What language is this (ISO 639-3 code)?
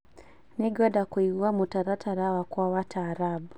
kik